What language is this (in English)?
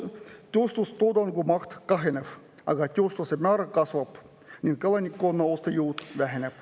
Estonian